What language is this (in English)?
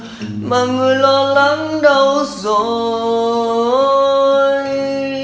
Vietnamese